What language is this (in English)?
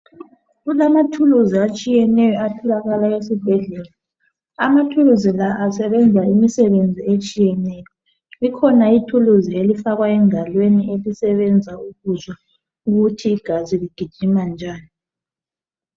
North Ndebele